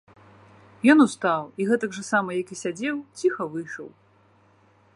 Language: Belarusian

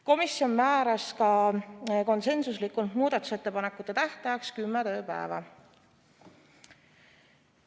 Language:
Estonian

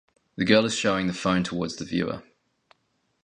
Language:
English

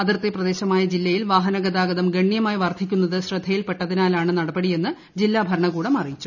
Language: Malayalam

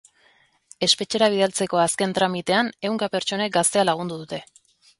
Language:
Basque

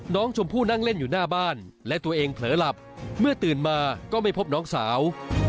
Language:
Thai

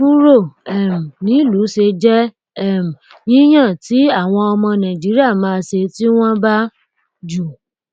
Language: Yoruba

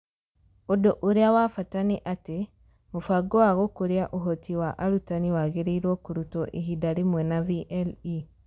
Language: Kikuyu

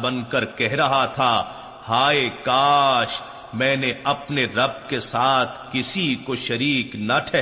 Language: Urdu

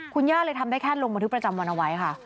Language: Thai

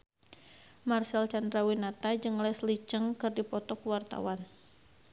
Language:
Sundanese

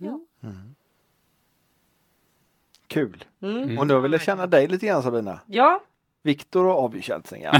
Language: Swedish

